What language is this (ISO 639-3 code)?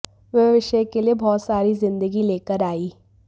hin